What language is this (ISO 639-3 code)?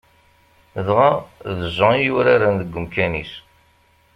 kab